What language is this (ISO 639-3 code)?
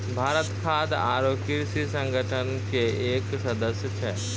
mai